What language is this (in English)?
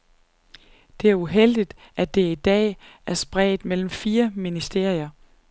Danish